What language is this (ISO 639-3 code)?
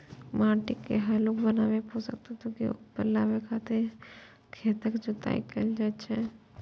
mai